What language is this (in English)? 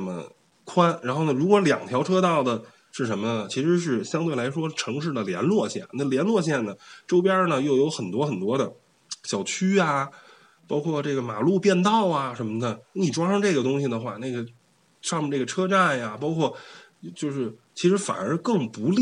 Chinese